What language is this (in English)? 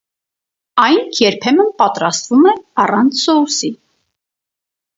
Armenian